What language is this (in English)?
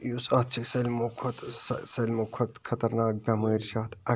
Kashmiri